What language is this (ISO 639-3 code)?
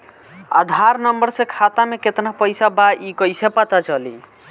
bho